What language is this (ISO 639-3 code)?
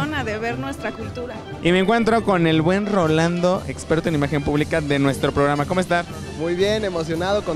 spa